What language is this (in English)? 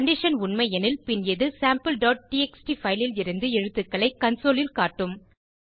Tamil